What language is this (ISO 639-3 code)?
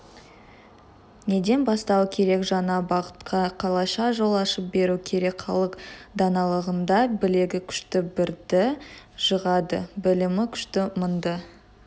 kaz